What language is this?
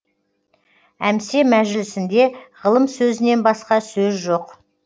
Kazakh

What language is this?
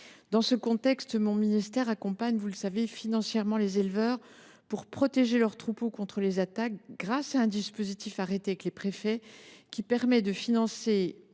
French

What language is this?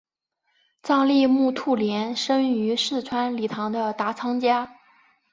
Chinese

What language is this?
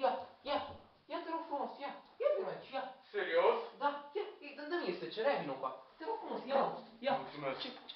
Romanian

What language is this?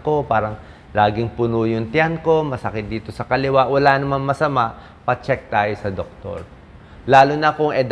Filipino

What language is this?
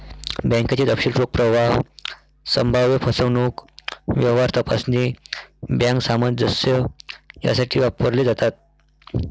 Marathi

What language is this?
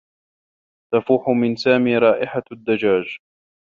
Arabic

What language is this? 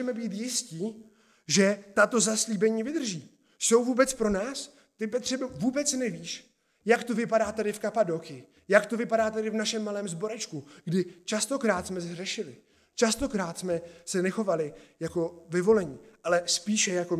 Czech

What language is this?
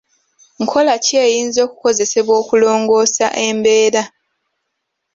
Ganda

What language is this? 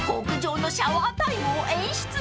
Japanese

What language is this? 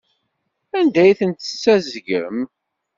Kabyle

